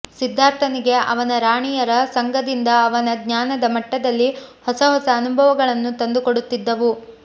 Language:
Kannada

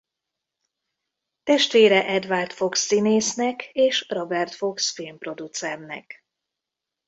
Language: Hungarian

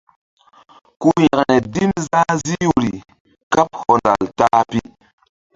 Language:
Mbum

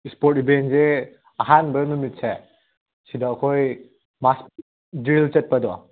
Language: Manipuri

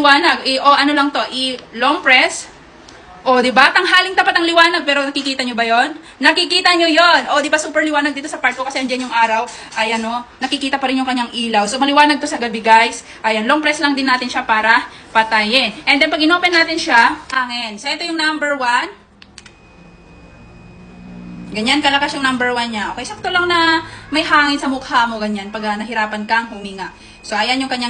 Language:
Filipino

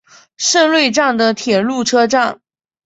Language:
Chinese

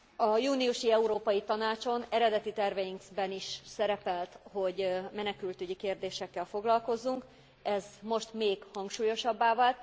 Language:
Hungarian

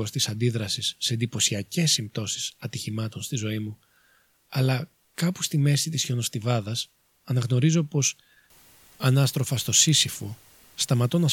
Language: Greek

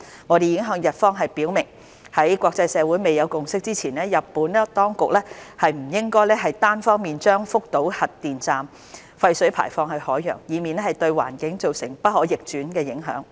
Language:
Cantonese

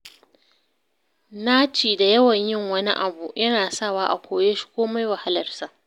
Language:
Hausa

